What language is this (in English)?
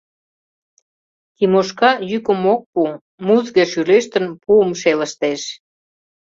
Mari